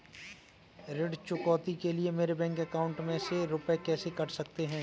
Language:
Hindi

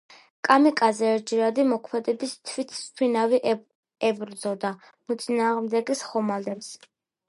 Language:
Georgian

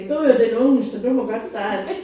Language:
Danish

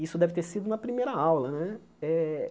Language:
Portuguese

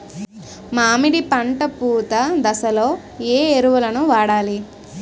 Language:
Telugu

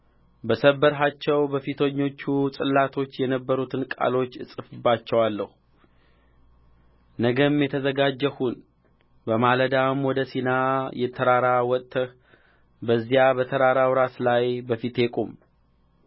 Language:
Amharic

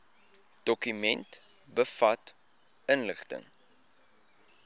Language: Afrikaans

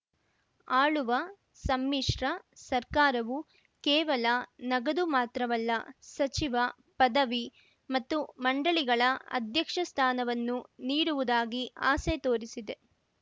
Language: Kannada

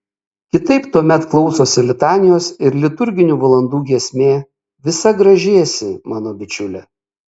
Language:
Lithuanian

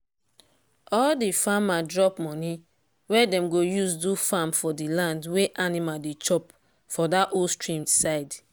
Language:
Nigerian Pidgin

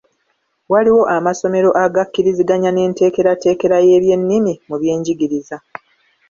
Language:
Ganda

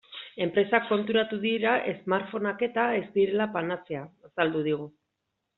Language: Basque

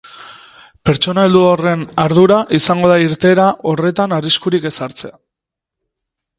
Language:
Basque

